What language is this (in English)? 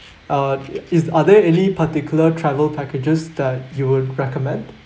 English